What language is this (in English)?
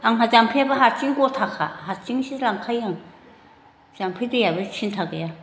Bodo